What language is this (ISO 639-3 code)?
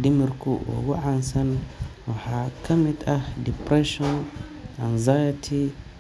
som